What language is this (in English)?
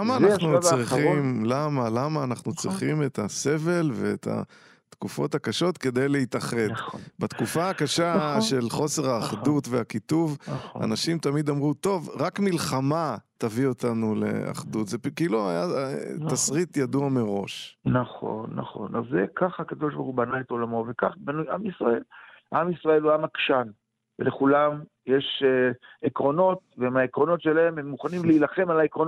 Hebrew